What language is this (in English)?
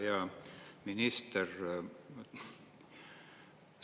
Estonian